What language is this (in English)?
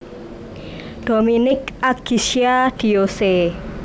Javanese